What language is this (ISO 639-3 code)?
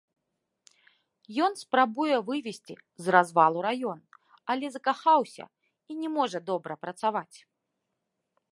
bel